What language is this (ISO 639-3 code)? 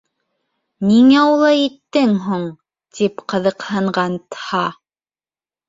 bak